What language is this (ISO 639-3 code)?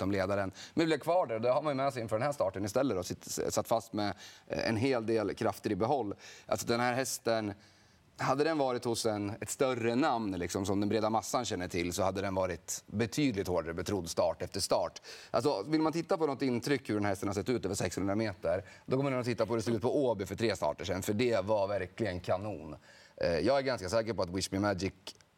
swe